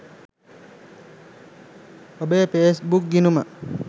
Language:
Sinhala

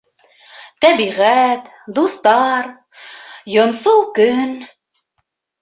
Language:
Bashkir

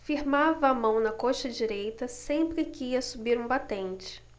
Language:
Portuguese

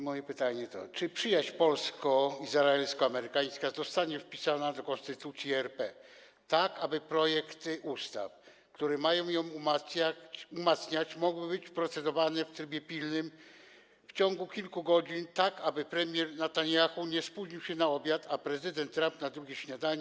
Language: Polish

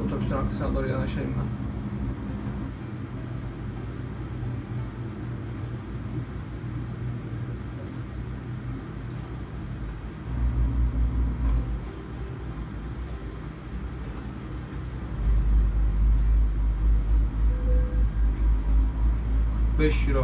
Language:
Turkish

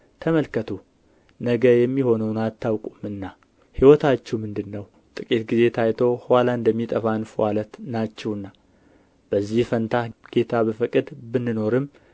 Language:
Amharic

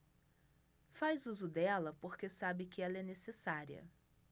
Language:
Portuguese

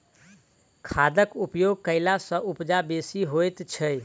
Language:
Maithili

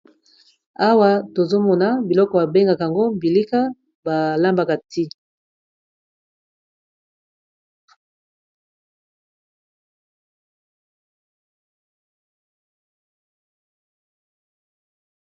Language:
Lingala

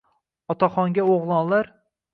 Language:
Uzbek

